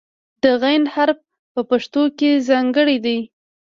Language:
Pashto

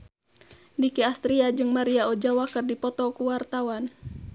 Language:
Sundanese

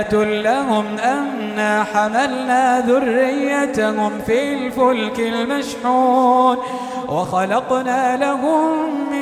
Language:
Arabic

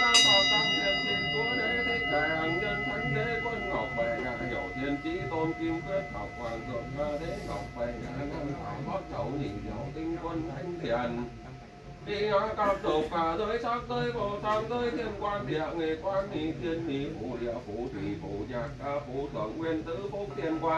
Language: Vietnamese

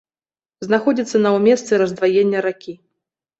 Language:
Belarusian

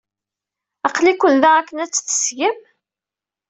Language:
Kabyle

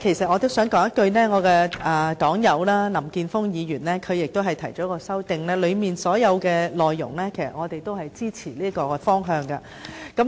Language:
Cantonese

